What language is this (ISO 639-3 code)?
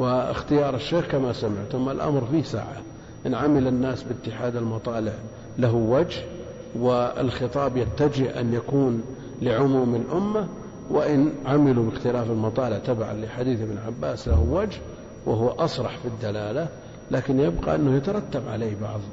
ara